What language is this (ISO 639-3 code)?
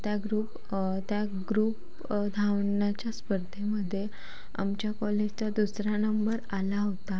mar